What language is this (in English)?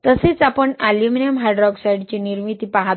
Marathi